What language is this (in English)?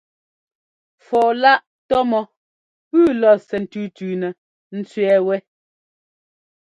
Ngomba